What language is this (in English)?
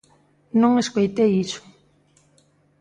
Galician